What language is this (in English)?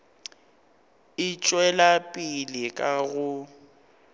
Northern Sotho